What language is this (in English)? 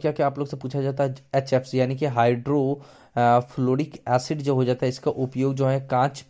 Hindi